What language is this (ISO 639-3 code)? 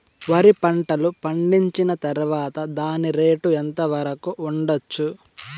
tel